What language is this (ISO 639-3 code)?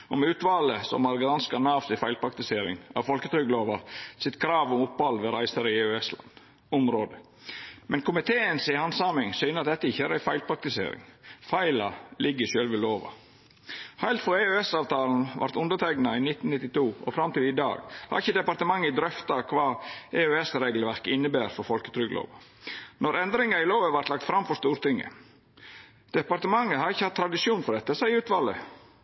nno